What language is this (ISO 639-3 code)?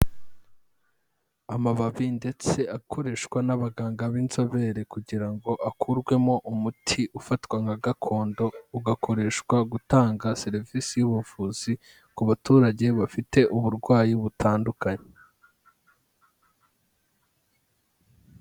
kin